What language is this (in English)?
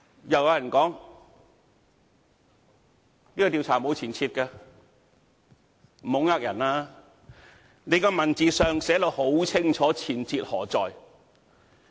Cantonese